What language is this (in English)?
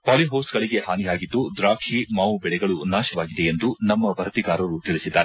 Kannada